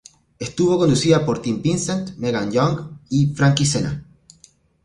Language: Spanish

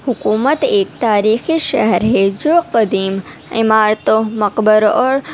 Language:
Urdu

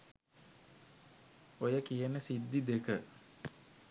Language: Sinhala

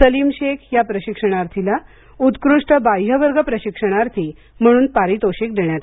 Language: Marathi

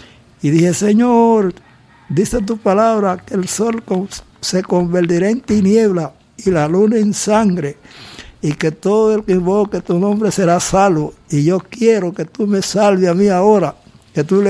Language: Spanish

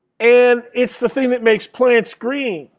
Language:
English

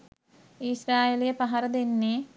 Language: Sinhala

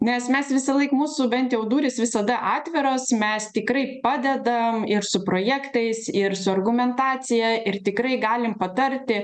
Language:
Lithuanian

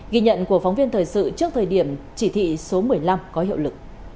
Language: Vietnamese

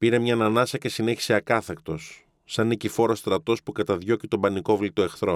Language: Greek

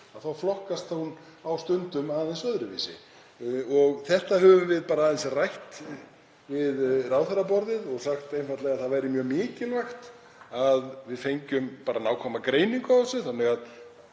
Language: Icelandic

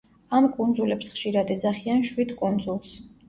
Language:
Georgian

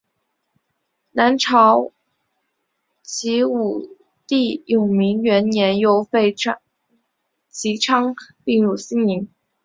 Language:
Chinese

